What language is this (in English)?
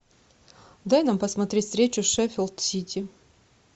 Russian